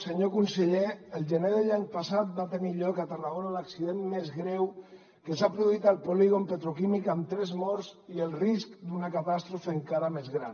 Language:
Catalan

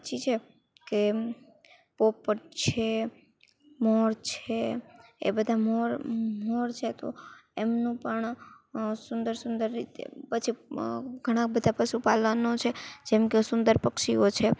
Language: Gujarati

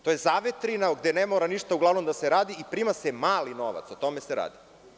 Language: Serbian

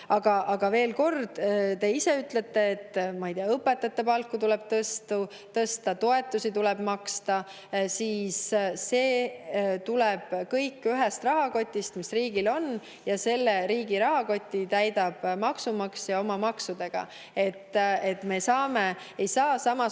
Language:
Estonian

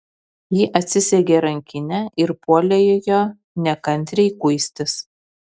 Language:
Lithuanian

